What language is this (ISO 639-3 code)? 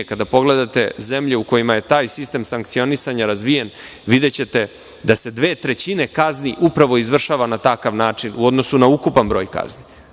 srp